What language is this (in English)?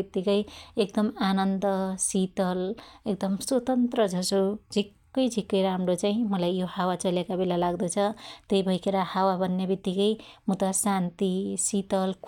Dotyali